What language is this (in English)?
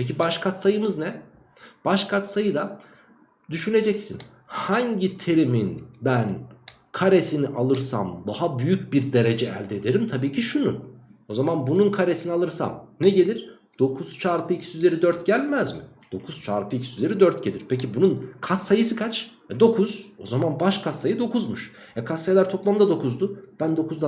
Turkish